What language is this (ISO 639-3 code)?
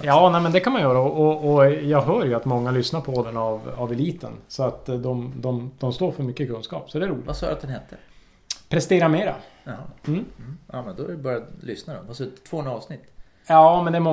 swe